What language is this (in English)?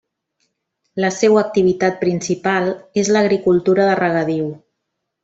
Catalan